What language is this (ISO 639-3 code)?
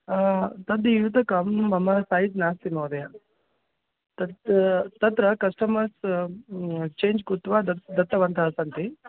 san